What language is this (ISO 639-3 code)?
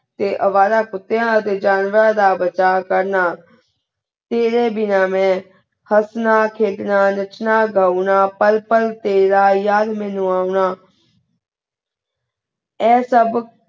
pan